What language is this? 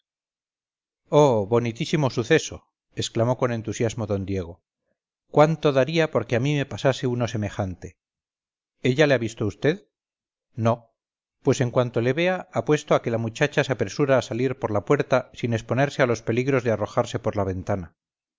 Spanish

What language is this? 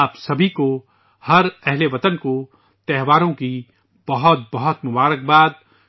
Urdu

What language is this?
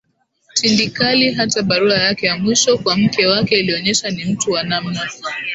Swahili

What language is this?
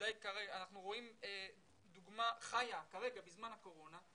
Hebrew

